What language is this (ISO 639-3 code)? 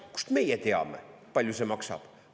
est